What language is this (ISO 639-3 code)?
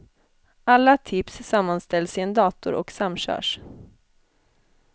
swe